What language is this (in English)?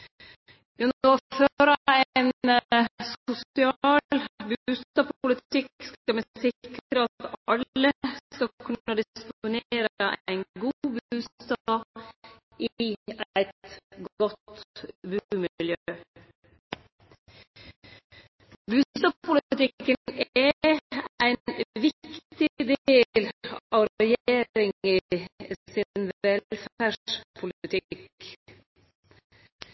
Norwegian Nynorsk